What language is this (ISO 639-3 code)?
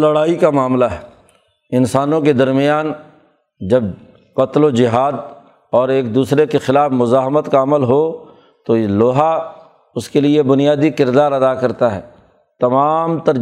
urd